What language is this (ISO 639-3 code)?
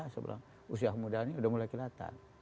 ind